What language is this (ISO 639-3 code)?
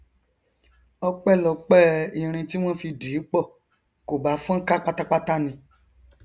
yor